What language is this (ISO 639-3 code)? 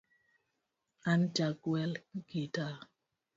luo